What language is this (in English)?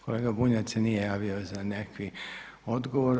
Croatian